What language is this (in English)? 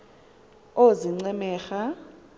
Xhosa